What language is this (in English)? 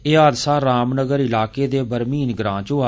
Dogri